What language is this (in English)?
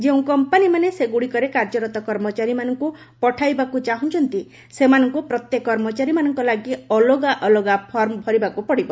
Odia